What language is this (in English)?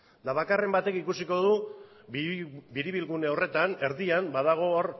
Basque